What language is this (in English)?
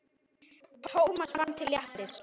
Icelandic